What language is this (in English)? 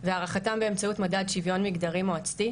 Hebrew